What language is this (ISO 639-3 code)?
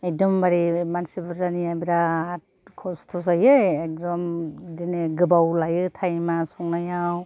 brx